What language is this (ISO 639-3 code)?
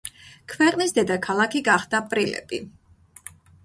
kat